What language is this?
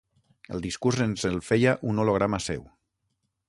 Catalan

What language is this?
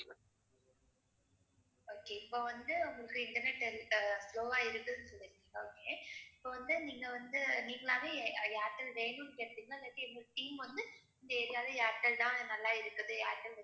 Tamil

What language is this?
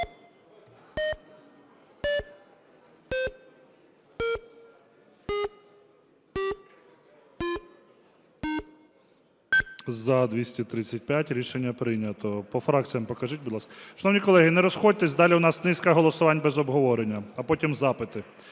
Ukrainian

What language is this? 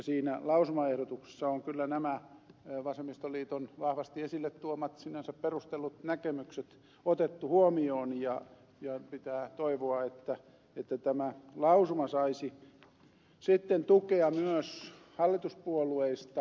Finnish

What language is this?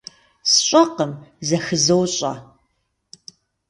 Kabardian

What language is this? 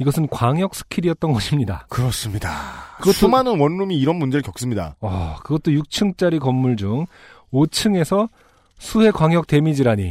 Korean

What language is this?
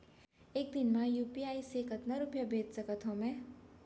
Chhattisgarhi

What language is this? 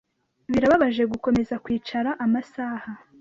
Kinyarwanda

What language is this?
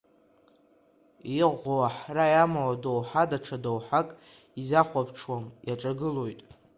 Abkhazian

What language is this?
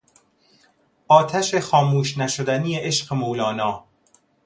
Persian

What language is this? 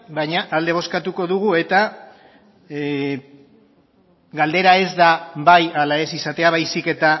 Basque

